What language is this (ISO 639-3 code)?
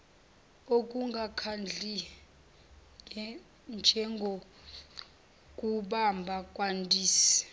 zul